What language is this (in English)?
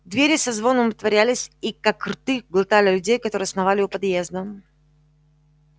Russian